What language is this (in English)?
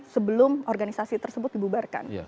Indonesian